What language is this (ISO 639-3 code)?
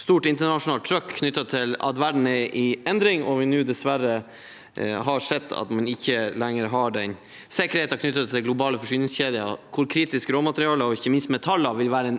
nor